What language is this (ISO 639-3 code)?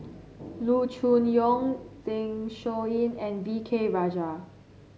eng